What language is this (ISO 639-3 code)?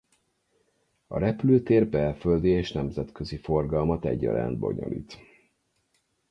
hun